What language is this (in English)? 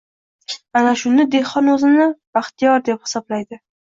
Uzbek